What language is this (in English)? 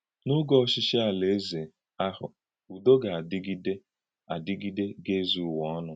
Igbo